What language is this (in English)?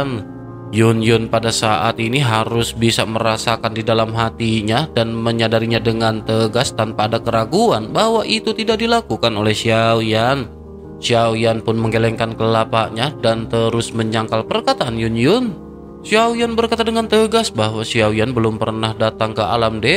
Indonesian